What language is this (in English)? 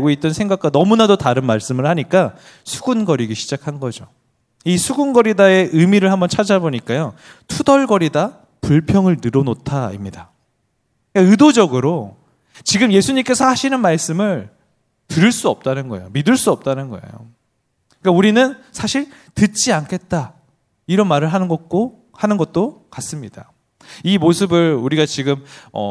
Korean